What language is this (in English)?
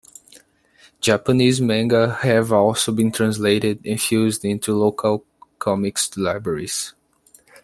English